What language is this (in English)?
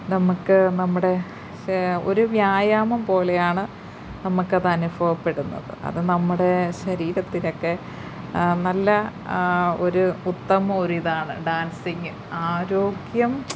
Malayalam